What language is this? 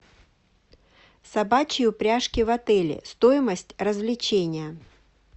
Russian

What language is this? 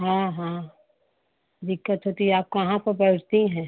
Hindi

